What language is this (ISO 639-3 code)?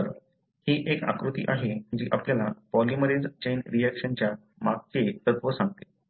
mar